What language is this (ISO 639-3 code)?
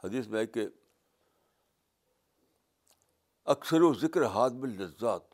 urd